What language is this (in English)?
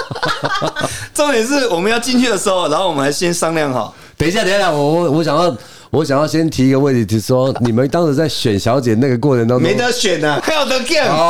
Chinese